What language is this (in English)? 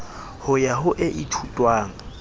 Southern Sotho